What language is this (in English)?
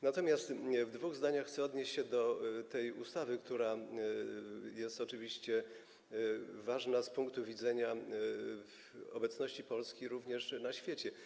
Polish